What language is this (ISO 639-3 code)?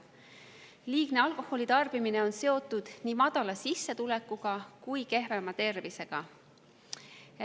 est